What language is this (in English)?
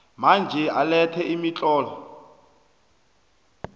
South Ndebele